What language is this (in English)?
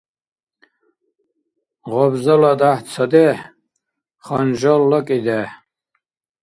Dargwa